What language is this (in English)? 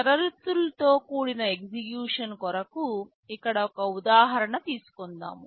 Telugu